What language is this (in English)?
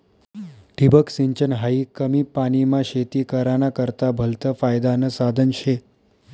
Marathi